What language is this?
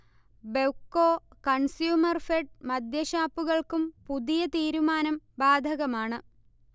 Malayalam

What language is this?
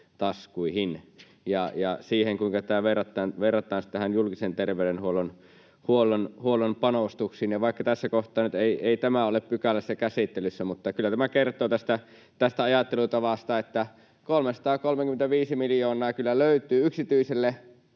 Finnish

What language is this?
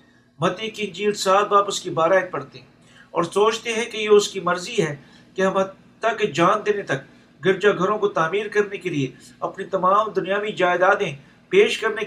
Urdu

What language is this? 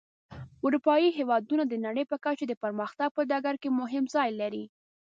Pashto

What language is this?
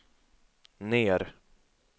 Swedish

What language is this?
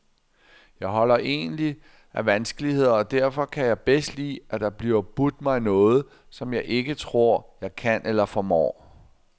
Danish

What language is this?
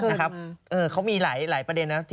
Thai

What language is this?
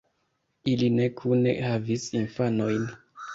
Esperanto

